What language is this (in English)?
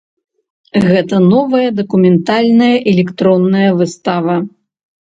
Belarusian